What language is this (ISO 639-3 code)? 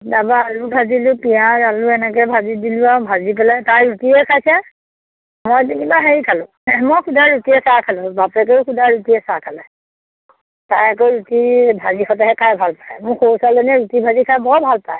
asm